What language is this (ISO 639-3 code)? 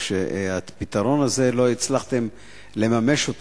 heb